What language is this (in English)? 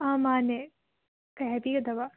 Manipuri